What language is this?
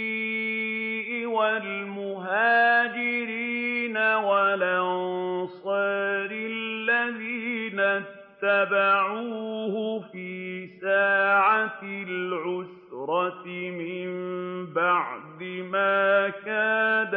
Arabic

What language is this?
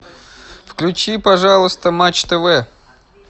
Russian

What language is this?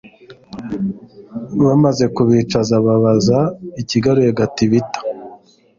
Kinyarwanda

